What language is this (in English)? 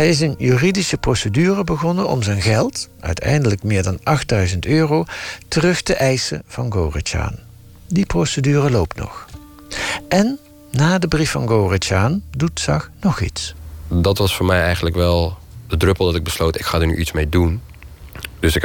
Dutch